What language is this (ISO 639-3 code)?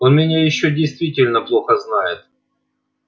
rus